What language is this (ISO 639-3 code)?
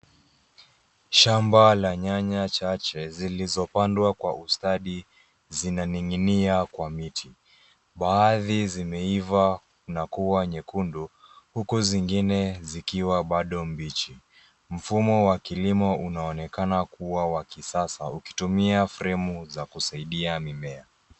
swa